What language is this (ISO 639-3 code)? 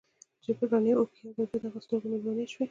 pus